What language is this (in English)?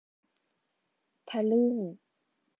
Thai